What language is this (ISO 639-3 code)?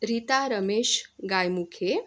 mar